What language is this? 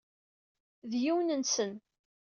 Kabyle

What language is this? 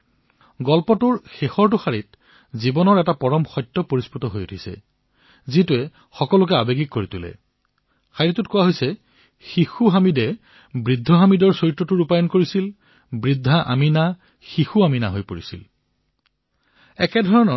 Assamese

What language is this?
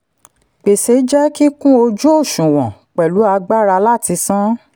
Yoruba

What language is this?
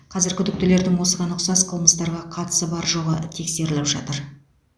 Kazakh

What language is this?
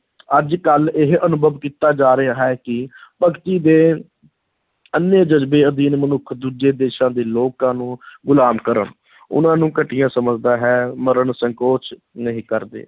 Punjabi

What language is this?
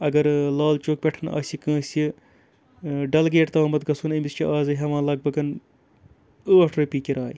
Kashmiri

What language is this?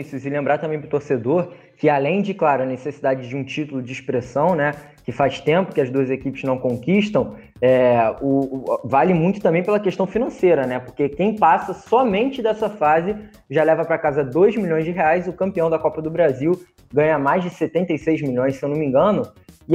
Portuguese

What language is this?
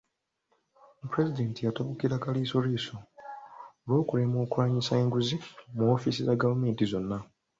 Ganda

